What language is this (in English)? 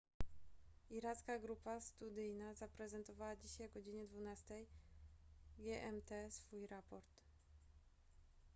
Polish